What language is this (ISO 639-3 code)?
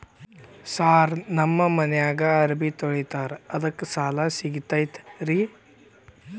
kan